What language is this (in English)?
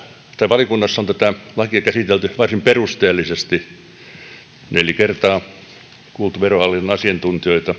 Finnish